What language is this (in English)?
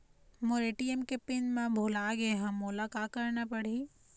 Chhattisgarhi